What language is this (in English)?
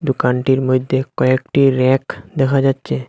Bangla